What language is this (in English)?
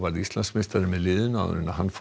Icelandic